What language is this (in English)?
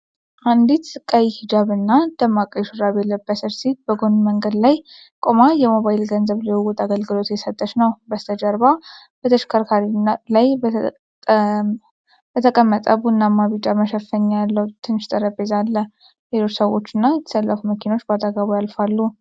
Amharic